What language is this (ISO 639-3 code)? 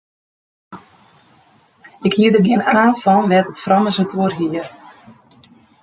fry